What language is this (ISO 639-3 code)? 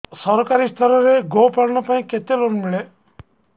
ori